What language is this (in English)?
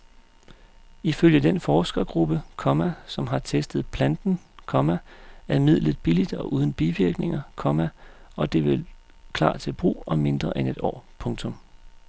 Danish